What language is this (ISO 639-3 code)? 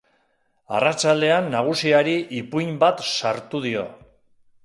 eus